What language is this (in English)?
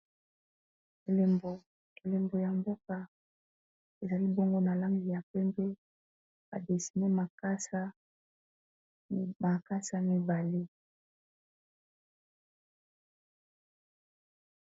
Lingala